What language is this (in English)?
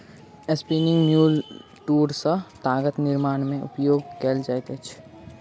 Maithili